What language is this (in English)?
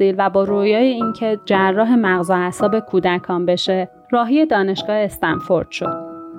Persian